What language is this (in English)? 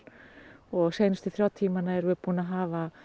Icelandic